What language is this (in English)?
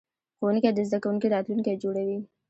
Pashto